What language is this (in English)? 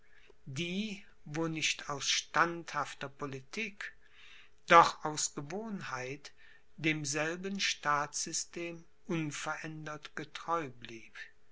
German